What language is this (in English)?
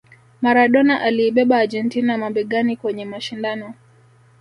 Swahili